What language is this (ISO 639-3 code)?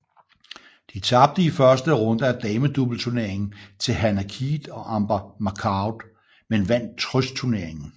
dan